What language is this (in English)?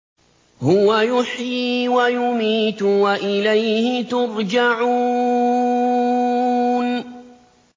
Arabic